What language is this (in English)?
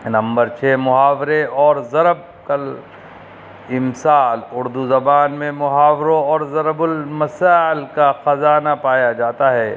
Urdu